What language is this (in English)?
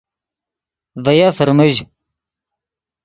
Yidgha